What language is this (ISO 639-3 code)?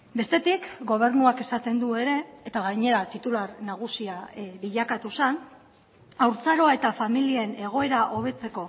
eus